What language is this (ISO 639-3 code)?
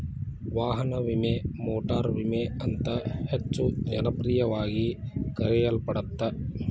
kan